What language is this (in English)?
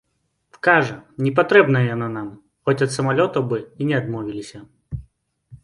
Belarusian